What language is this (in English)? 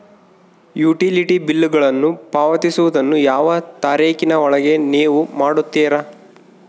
Kannada